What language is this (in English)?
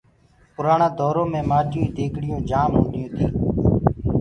Gurgula